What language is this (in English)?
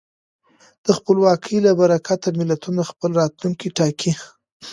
Pashto